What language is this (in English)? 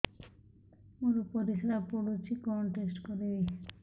Odia